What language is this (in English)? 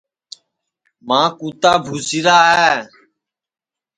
Sansi